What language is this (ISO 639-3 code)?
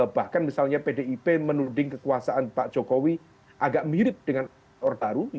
ind